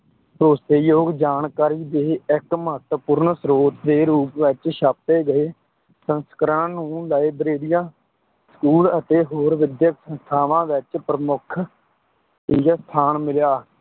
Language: Punjabi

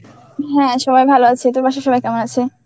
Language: Bangla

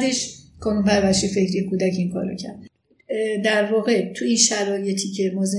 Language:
Persian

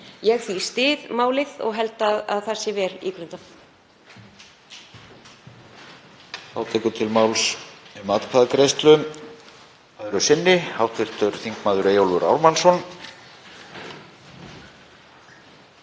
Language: Icelandic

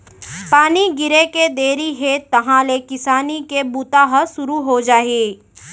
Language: Chhattisgarhi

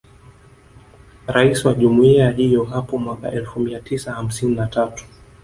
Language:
Swahili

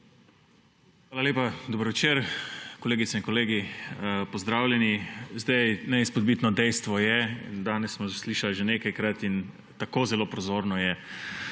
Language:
Slovenian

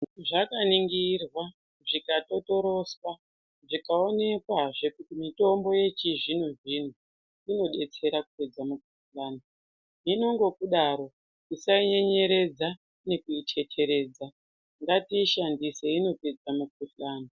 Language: Ndau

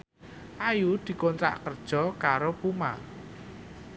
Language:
Javanese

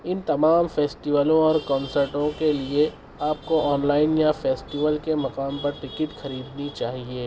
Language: Urdu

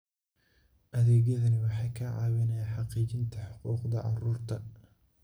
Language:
Somali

